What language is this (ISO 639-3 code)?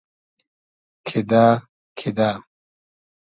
haz